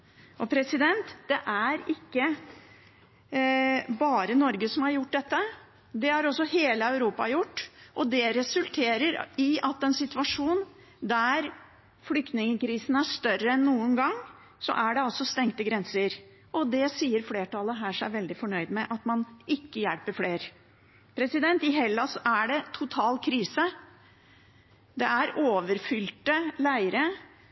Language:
Norwegian Bokmål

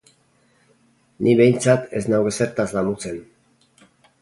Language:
Basque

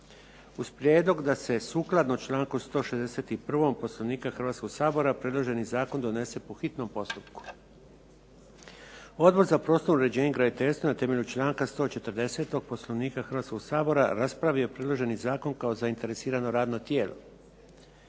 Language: Croatian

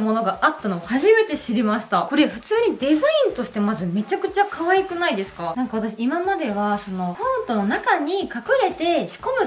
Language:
Japanese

